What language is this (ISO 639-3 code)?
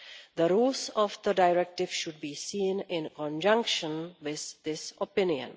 eng